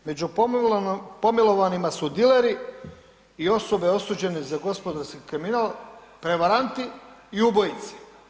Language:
Croatian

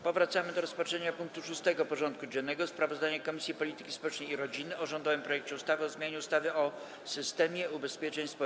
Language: Polish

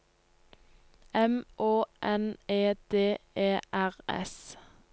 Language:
Norwegian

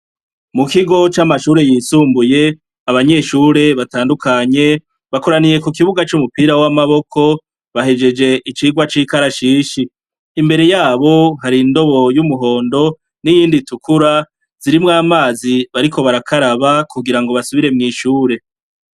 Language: Rundi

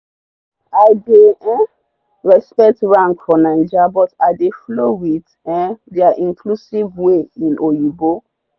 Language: Nigerian Pidgin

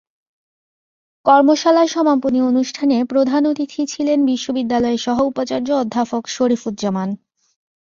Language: Bangla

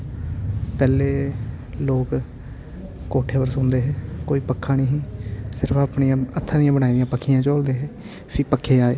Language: Dogri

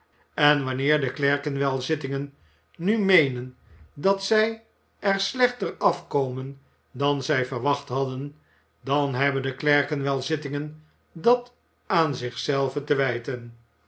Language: Dutch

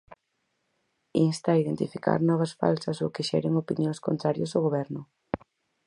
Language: Galician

